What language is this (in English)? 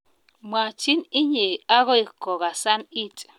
Kalenjin